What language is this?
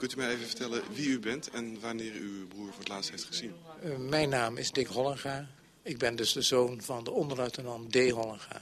Dutch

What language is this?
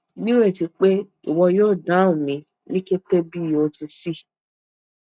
Yoruba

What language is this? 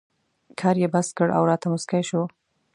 Pashto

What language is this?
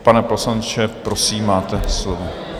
Czech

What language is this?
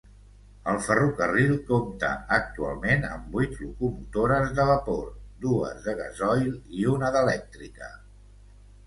Catalan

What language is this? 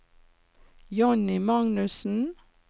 Norwegian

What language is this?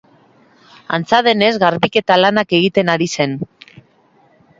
Basque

